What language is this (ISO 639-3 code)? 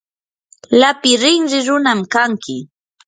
qur